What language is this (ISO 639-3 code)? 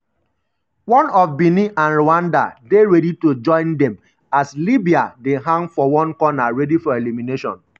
pcm